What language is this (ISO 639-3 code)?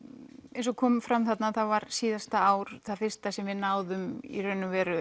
isl